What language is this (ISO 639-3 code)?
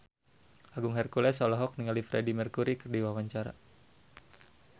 sun